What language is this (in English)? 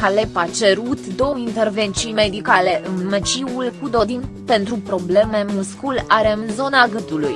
Romanian